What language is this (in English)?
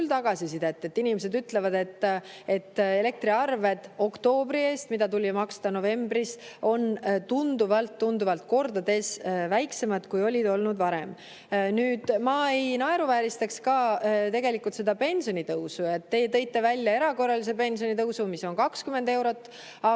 Estonian